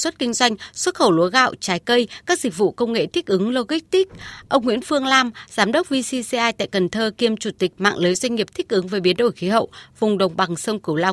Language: Vietnamese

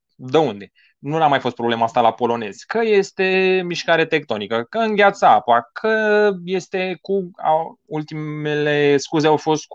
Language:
Romanian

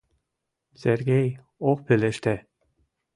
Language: Mari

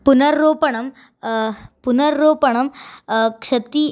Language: Sanskrit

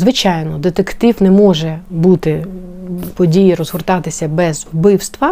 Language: Ukrainian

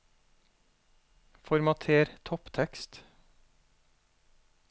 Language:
Norwegian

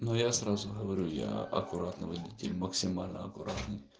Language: Russian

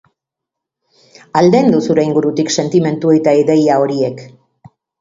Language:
Basque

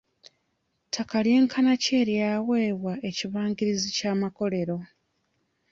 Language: Ganda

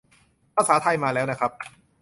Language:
Thai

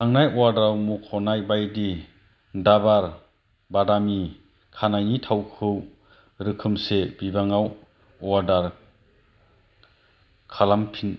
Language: Bodo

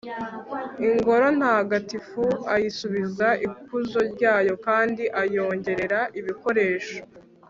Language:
Kinyarwanda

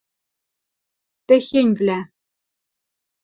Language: Western Mari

